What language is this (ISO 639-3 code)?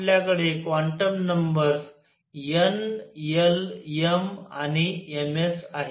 mar